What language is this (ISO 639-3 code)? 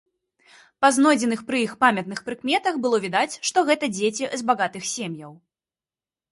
bel